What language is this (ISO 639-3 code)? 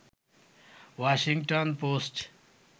ben